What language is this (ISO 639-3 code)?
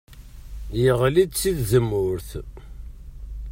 kab